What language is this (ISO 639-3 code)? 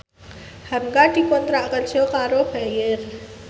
jav